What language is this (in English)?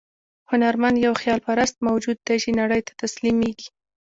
Pashto